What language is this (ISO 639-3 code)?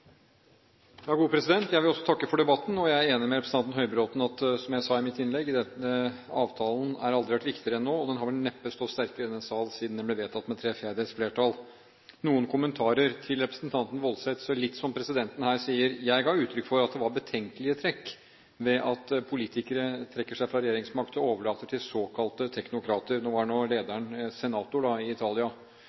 nob